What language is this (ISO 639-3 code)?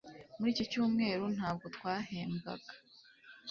kin